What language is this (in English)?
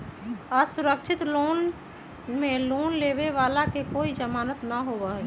Magahi